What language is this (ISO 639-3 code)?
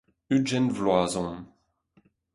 bre